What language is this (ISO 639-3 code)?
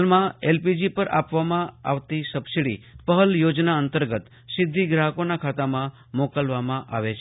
guj